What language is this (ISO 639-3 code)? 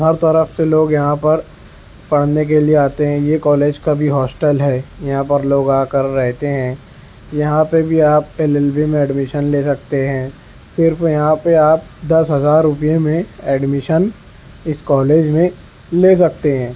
urd